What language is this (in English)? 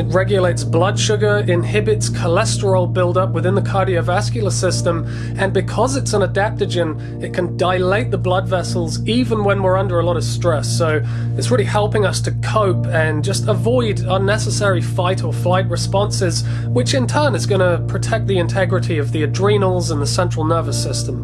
English